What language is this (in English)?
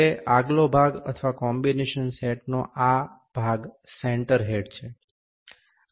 Gujarati